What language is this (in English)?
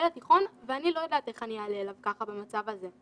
Hebrew